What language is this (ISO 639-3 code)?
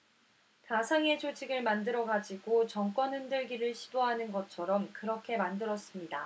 kor